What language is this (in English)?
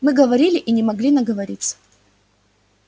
Russian